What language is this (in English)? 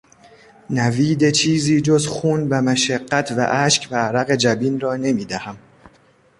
Persian